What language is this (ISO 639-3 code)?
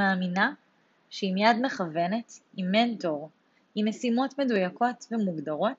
heb